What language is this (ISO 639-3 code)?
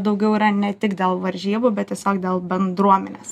lit